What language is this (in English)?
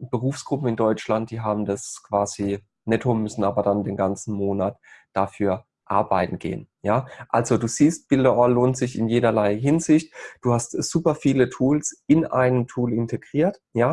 German